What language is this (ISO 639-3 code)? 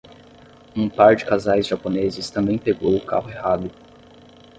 por